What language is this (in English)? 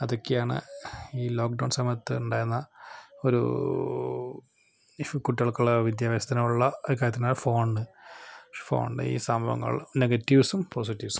Malayalam